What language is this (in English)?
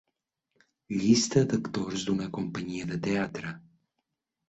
Catalan